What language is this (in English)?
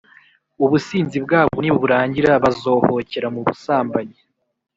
Kinyarwanda